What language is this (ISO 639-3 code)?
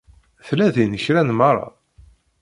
kab